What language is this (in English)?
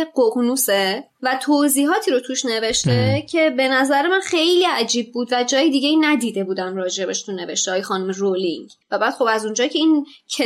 Persian